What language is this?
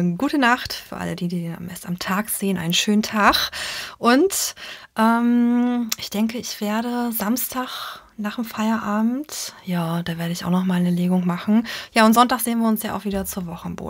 German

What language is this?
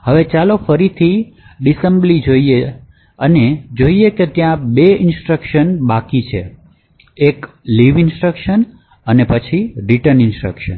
Gujarati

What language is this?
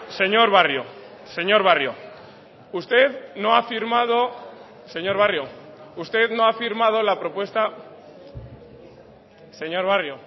Spanish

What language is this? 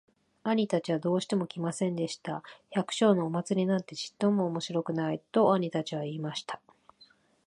Japanese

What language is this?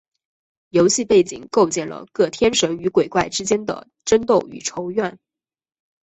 Chinese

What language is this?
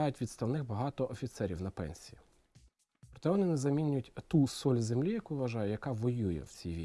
Ukrainian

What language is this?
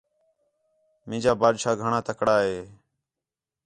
Khetrani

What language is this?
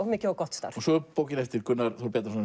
Icelandic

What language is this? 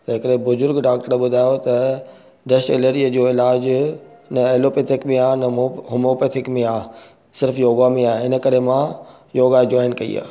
Sindhi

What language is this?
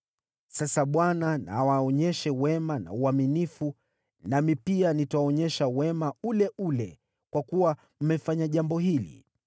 Swahili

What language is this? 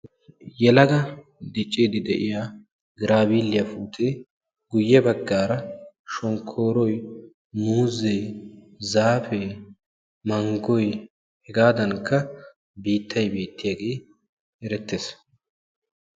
Wolaytta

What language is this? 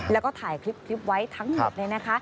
Thai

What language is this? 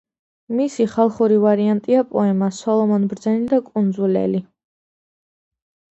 Georgian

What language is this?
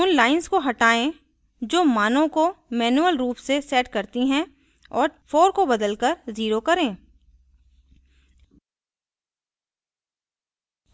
Hindi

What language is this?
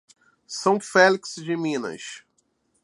Portuguese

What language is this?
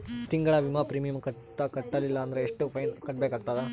Kannada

